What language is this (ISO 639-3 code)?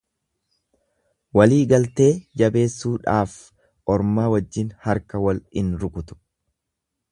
orm